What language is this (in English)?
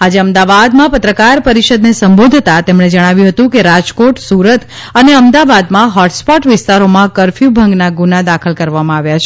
Gujarati